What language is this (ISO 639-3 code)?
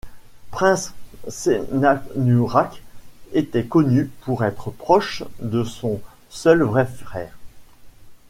fra